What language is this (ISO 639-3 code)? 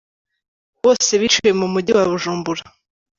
kin